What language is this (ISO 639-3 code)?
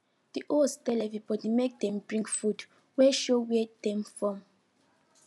pcm